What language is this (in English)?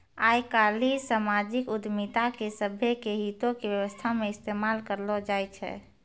Maithili